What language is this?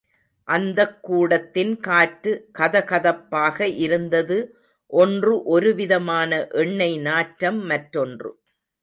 Tamil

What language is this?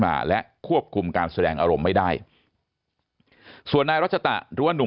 Thai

